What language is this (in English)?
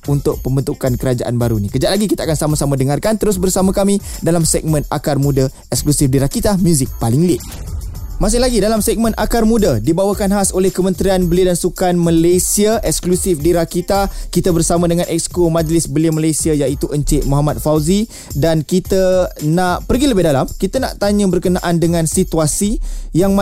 Malay